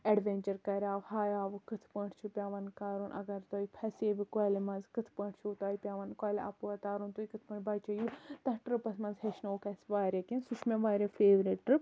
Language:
Kashmiri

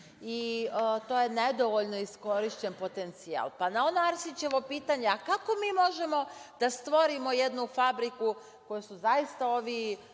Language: Serbian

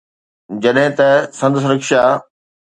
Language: Sindhi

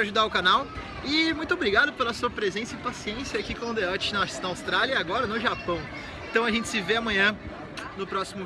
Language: Portuguese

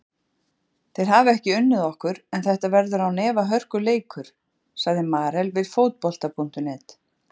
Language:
Icelandic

